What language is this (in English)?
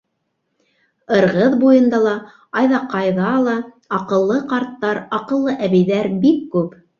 Bashkir